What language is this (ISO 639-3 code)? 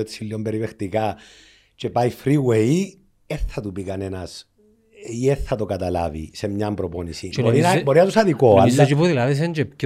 ell